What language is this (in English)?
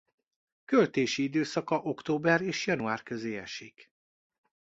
Hungarian